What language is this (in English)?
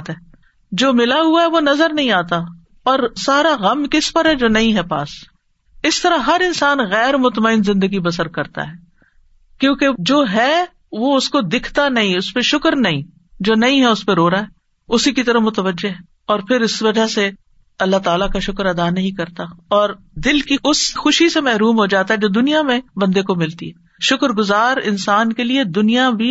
Urdu